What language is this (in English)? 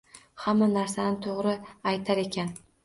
Uzbek